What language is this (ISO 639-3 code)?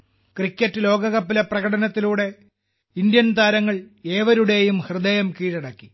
mal